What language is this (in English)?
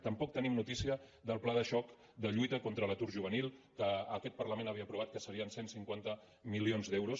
Catalan